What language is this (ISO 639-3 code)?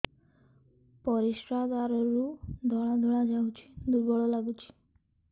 ori